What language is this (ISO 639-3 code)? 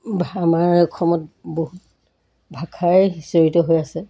asm